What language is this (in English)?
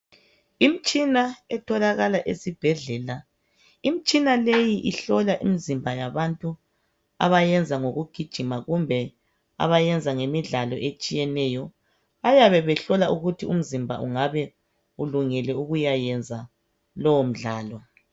North Ndebele